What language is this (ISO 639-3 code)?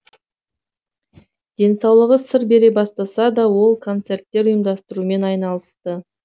kaz